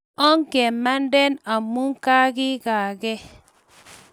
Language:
Kalenjin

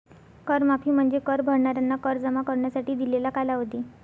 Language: Marathi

